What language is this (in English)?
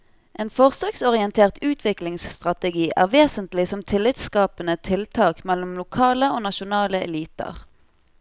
Norwegian